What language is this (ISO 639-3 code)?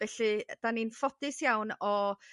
cym